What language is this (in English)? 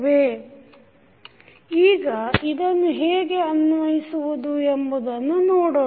Kannada